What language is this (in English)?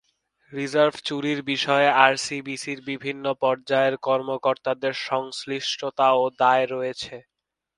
Bangla